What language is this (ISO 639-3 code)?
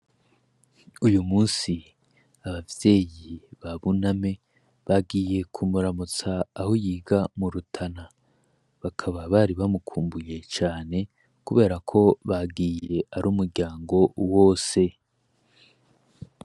run